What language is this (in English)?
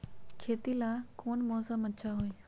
Magahi